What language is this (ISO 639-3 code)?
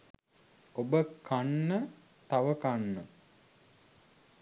sin